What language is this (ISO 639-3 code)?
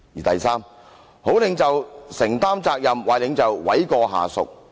yue